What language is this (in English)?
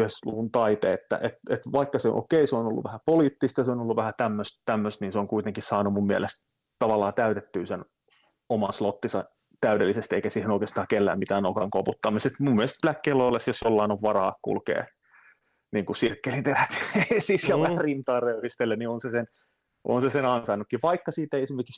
Finnish